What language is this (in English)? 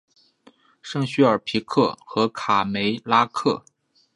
Chinese